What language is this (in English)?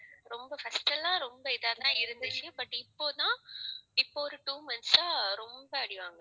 Tamil